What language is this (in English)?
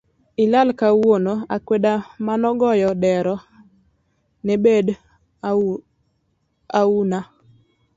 Luo (Kenya and Tanzania)